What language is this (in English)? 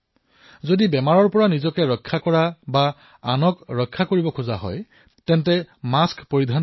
Assamese